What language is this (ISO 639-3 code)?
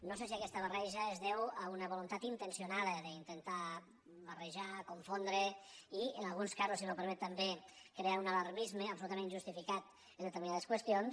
cat